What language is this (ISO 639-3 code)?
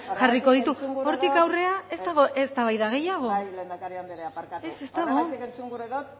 eus